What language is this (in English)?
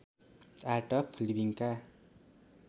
Nepali